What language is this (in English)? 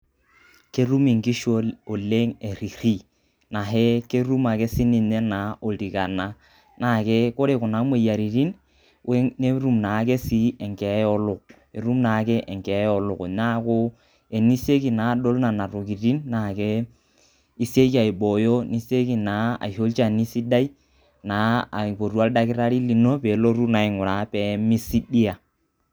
Masai